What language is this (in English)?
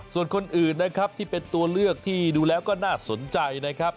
Thai